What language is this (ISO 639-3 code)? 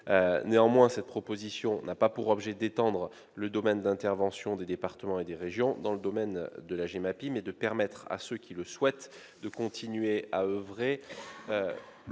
fra